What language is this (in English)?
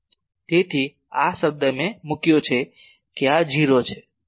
Gujarati